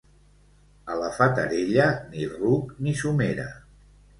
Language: Catalan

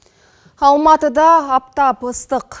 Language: Kazakh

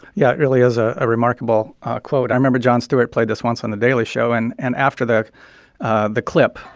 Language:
English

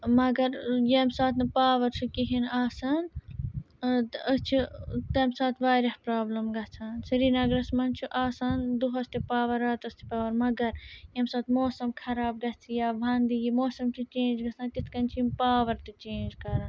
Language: Kashmiri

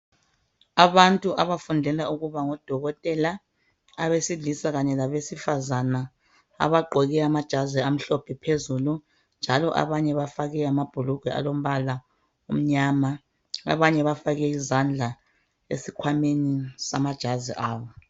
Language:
North Ndebele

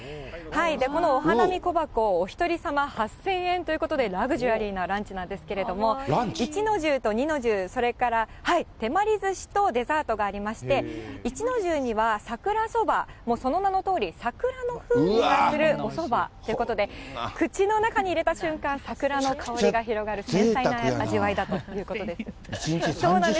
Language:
Japanese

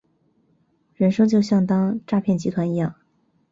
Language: Chinese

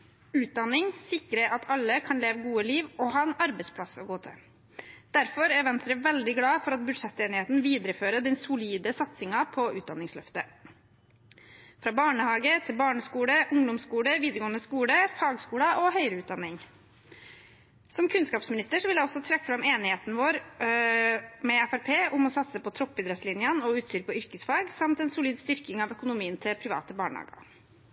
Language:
Norwegian Bokmål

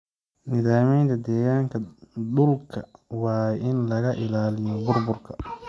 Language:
Somali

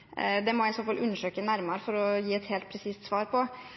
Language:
Norwegian Bokmål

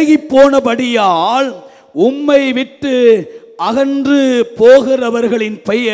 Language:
Hindi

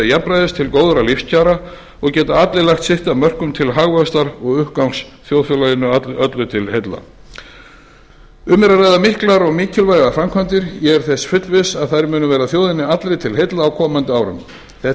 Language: Icelandic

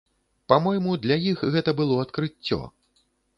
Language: Belarusian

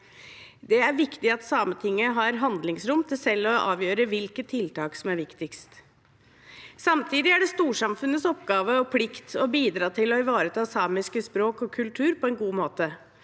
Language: Norwegian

